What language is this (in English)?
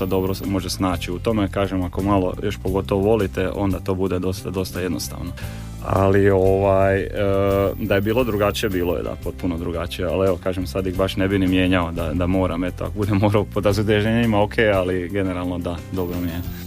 Croatian